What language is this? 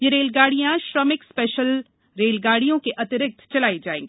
Hindi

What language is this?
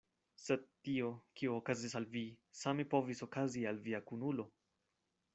Esperanto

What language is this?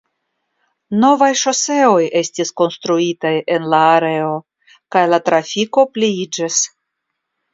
Esperanto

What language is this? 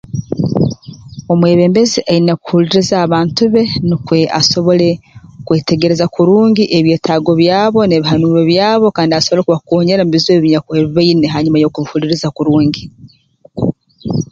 Tooro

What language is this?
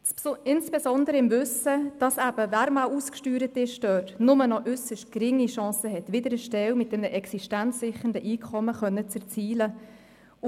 Swiss German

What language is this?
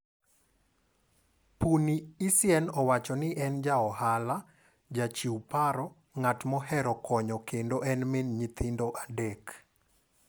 Luo (Kenya and Tanzania)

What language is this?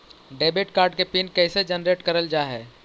Magahi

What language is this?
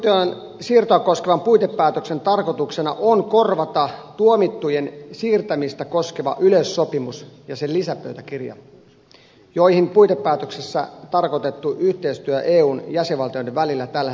Finnish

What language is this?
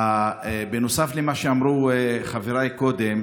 Hebrew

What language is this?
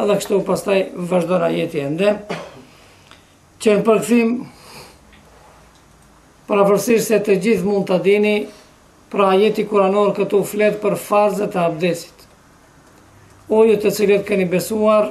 Romanian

